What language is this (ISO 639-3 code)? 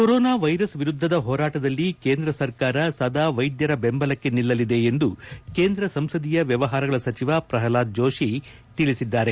kan